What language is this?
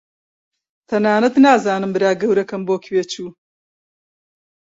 Central Kurdish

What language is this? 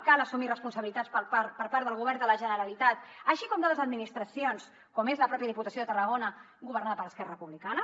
Catalan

